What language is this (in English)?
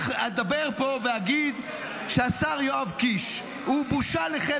Hebrew